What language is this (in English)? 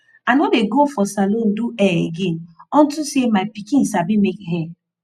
Nigerian Pidgin